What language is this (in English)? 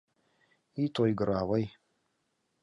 Mari